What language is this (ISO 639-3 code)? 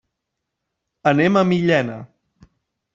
cat